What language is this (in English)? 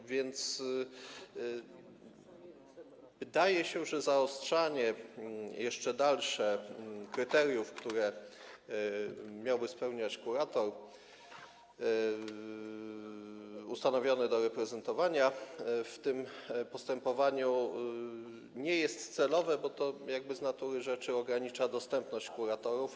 Polish